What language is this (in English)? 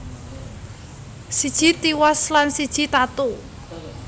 Javanese